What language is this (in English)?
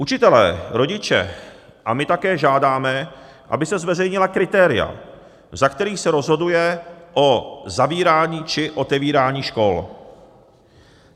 Czech